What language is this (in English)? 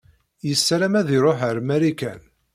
Kabyle